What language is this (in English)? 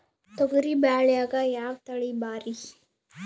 Kannada